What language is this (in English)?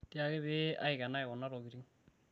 Masai